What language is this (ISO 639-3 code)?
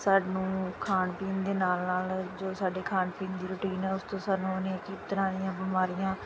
pan